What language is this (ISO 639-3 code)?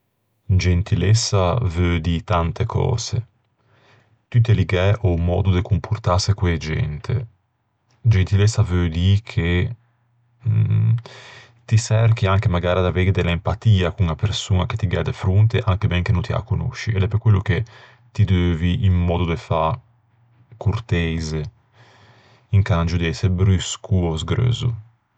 lij